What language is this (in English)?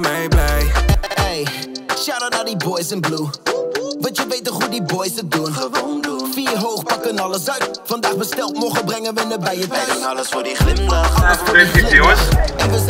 Dutch